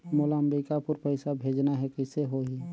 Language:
Chhattisgarhi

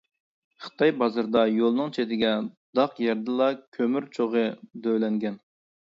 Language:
Uyghur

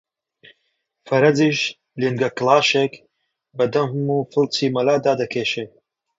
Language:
Central Kurdish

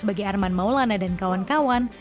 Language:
Indonesian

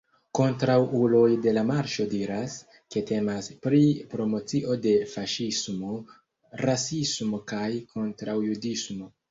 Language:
Esperanto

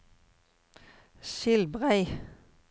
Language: Norwegian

